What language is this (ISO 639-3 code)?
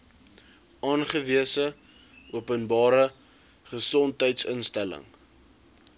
afr